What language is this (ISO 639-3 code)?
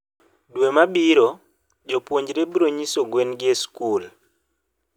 luo